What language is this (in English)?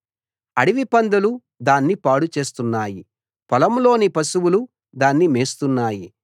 Telugu